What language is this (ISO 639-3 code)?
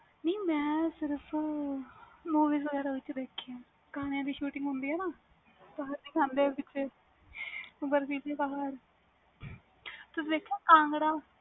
pan